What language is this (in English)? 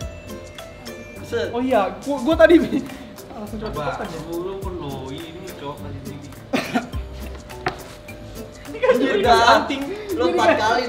Indonesian